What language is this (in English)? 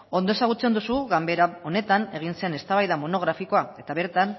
Basque